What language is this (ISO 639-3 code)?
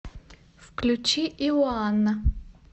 rus